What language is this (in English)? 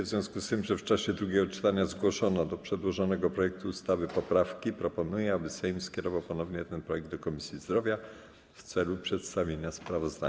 Polish